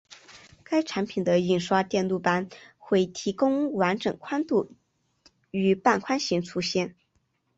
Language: Chinese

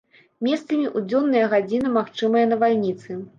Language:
Belarusian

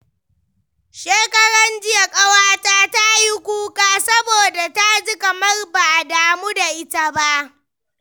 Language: Hausa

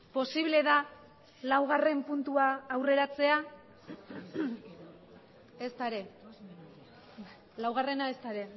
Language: Basque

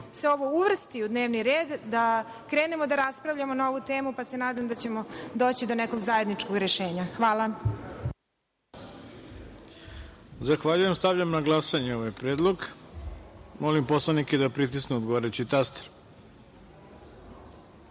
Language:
Serbian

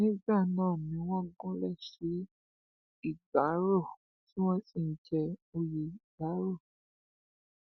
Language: Yoruba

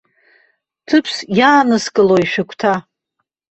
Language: Abkhazian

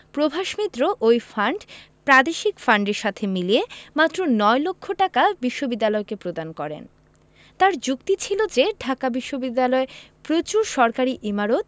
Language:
Bangla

